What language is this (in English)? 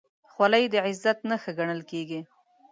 Pashto